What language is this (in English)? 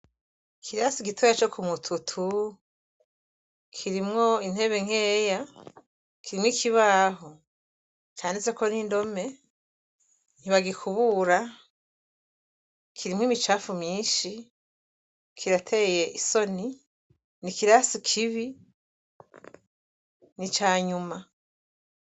Rundi